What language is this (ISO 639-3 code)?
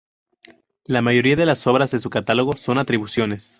spa